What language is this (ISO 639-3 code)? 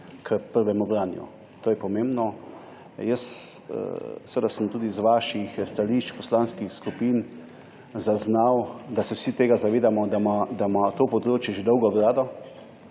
slv